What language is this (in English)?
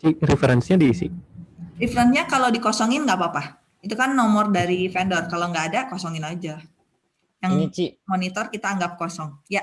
Indonesian